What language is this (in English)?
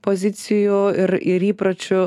Lithuanian